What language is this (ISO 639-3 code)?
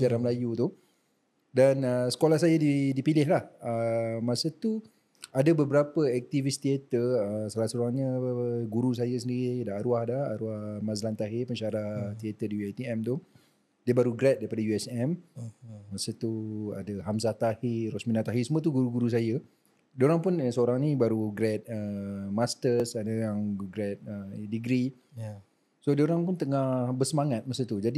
msa